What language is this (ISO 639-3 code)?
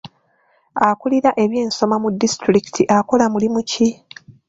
lug